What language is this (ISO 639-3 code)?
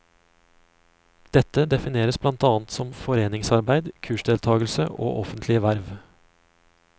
nor